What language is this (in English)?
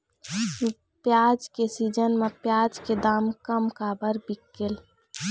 Chhattisgarhi